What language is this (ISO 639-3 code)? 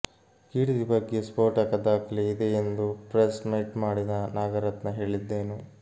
kan